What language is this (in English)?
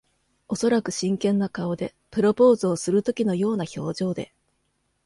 Japanese